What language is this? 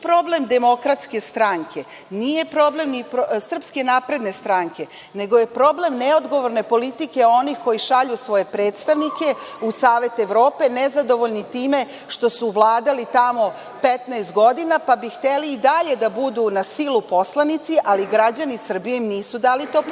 Serbian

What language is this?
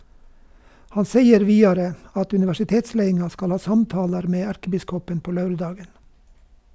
Norwegian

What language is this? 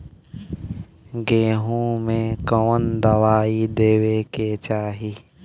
Bhojpuri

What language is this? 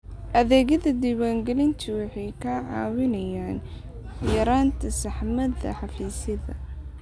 Somali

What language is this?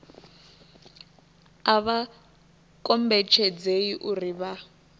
Venda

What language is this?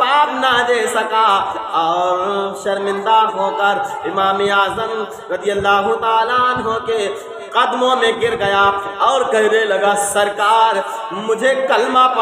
Hindi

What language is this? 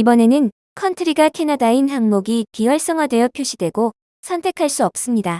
Korean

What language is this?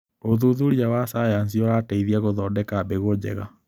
Kikuyu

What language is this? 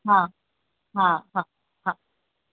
Sindhi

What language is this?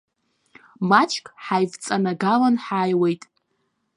Abkhazian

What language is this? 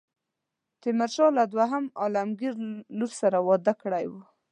Pashto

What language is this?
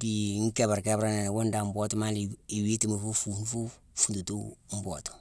Mansoanka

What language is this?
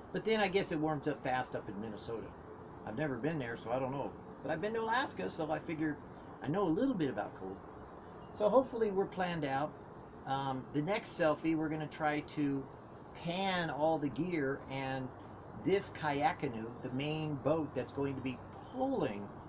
English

